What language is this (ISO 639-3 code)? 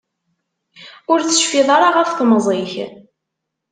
kab